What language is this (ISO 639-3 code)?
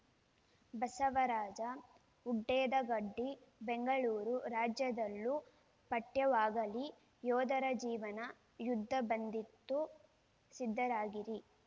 kan